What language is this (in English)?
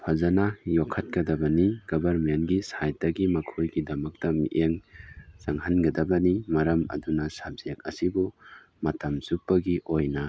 Manipuri